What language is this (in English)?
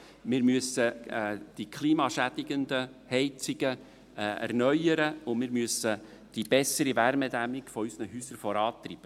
Swiss German